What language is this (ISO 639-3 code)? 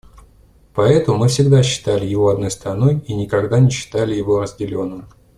rus